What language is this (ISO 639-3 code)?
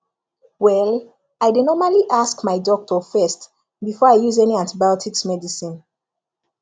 pcm